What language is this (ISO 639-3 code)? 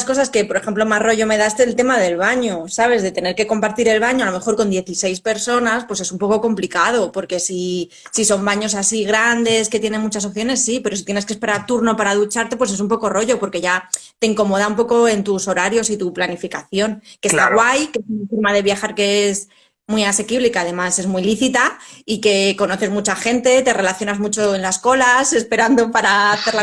spa